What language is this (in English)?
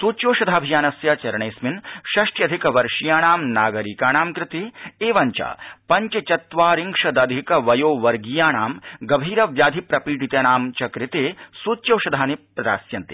Sanskrit